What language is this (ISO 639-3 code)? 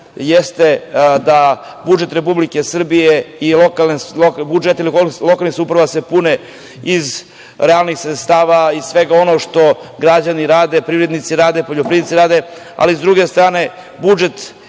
srp